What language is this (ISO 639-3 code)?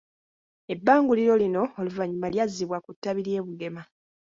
lug